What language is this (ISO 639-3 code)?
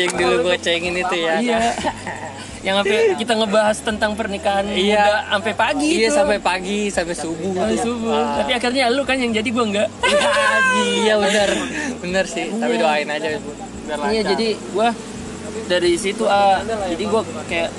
ind